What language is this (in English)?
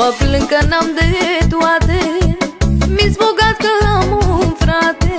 Romanian